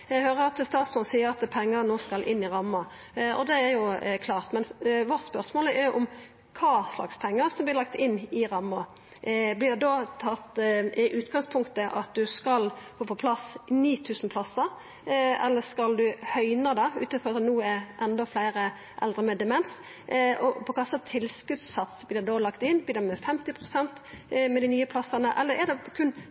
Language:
Norwegian Nynorsk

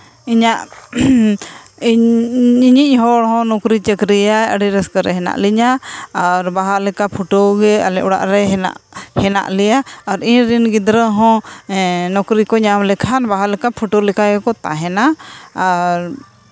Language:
Santali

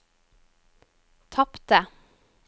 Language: Norwegian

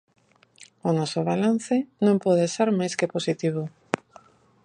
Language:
Galician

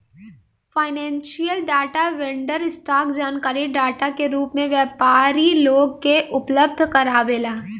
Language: Bhojpuri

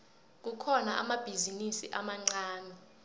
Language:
South Ndebele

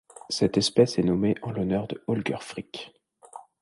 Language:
French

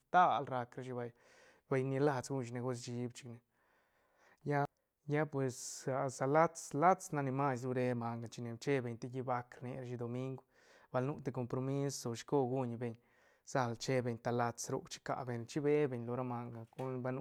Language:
Santa Catarina Albarradas Zapotec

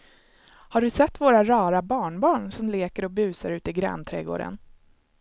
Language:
Swedish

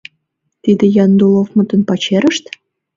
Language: Mari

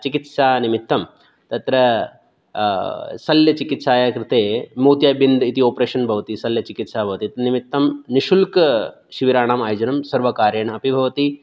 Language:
Sanskrit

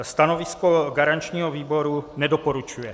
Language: Czech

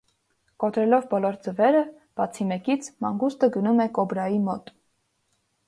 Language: Armenian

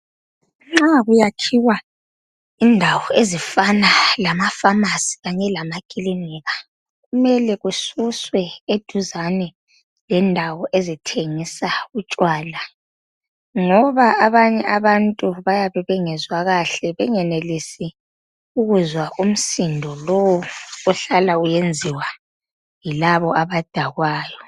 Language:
North Ndebele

